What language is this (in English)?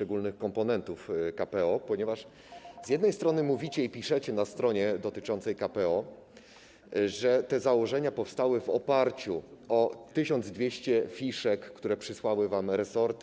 Polish